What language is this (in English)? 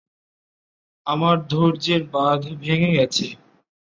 Bangla